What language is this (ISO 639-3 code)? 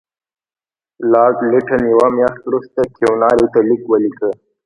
pus